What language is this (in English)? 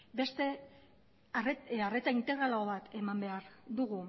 Basque